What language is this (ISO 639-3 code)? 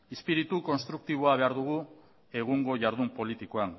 eus